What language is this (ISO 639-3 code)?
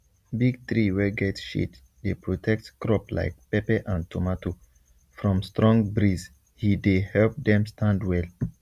pcm